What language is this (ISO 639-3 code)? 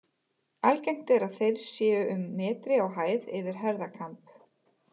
isl